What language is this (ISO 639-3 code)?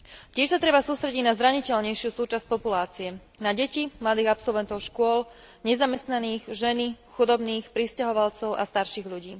slk